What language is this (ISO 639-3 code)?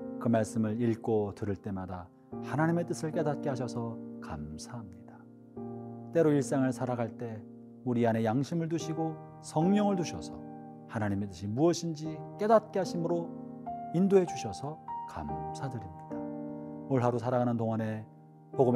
kor